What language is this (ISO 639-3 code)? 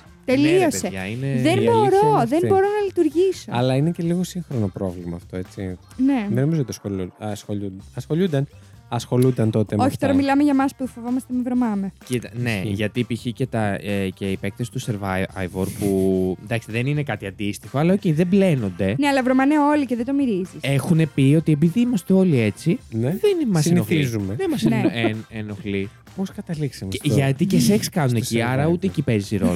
ell